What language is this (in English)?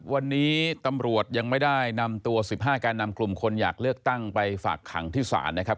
Thai